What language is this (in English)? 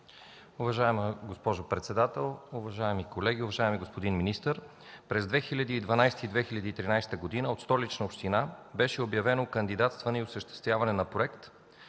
Bulgarian